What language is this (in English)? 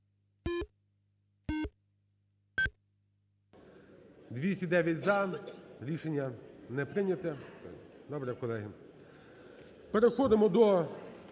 Ukrainian